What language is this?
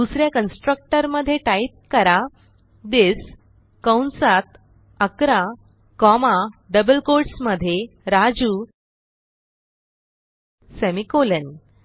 Marathi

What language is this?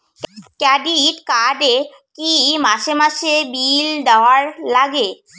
Bangla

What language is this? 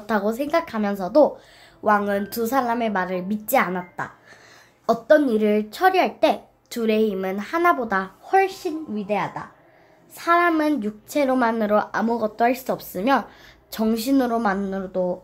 Korean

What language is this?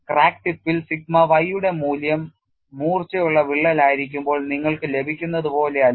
Malayalam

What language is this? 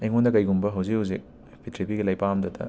Manipuri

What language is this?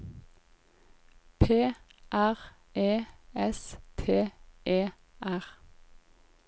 Norwegian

